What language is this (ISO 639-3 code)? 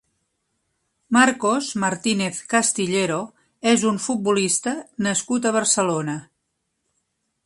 cat